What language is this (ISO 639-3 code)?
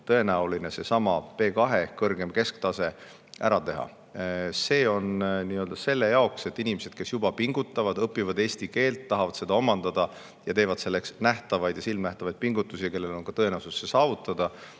est